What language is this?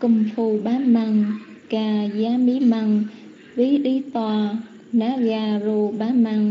Vietnamese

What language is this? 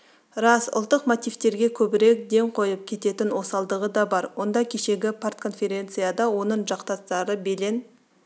Kazakh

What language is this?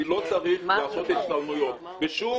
Hebrew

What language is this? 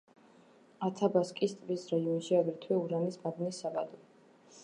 Georgian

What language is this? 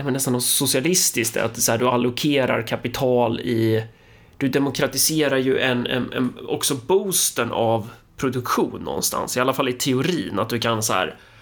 Swedish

